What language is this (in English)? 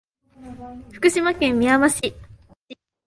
Japanese